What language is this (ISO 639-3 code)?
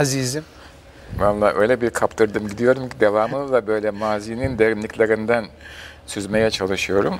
tur